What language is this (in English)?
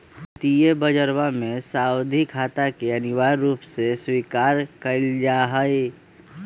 Magahi